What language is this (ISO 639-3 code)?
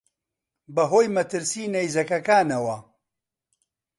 ckb